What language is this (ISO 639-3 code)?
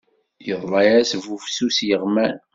kab